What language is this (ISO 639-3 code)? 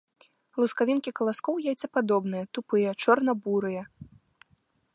bel